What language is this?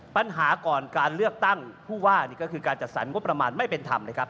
Thai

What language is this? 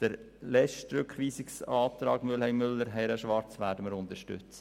Swiss German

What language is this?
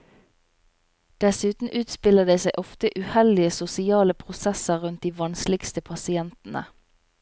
Norwegian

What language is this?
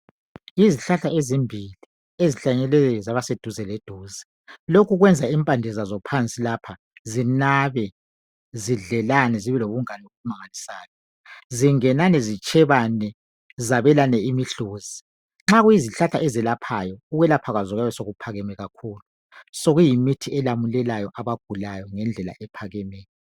North Ndebele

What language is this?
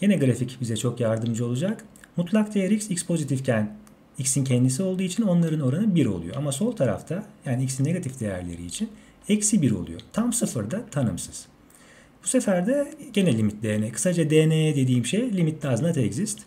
Turkish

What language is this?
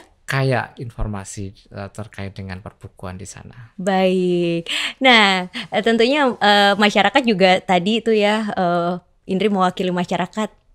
Indonesian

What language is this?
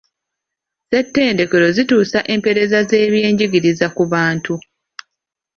Ganda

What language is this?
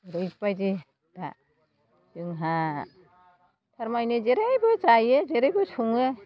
Bodo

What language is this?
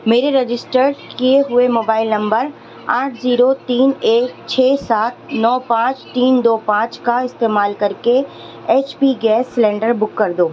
Urdu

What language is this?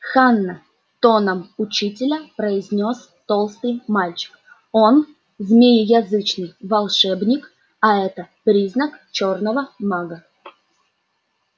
Russian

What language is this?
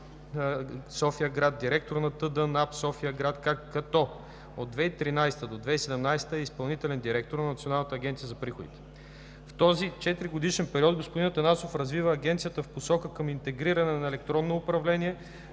Bulgarian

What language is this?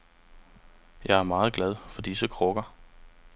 Danish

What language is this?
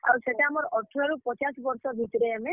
Odia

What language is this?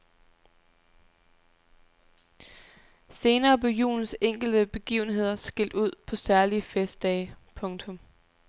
Danish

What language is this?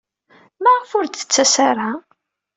Kabyle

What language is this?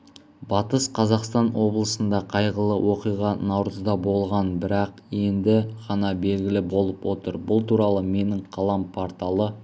Kazakh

